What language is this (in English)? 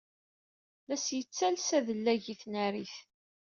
Kabyle